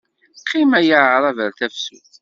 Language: Kabyle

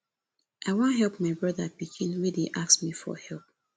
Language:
Nigerian Pidgin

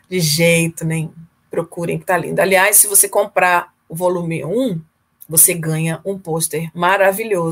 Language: Portuguese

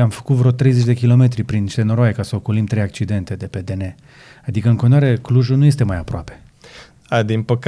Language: Romanian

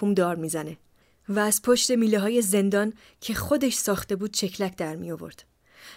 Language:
Persian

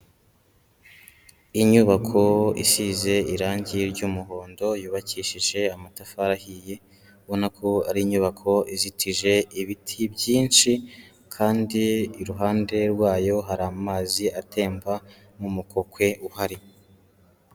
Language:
Kinyarwanda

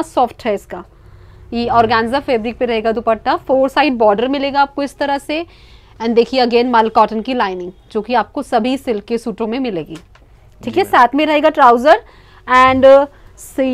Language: Hindi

